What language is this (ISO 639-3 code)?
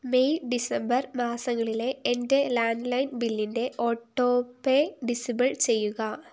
mal